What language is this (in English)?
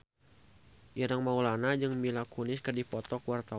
Sundanese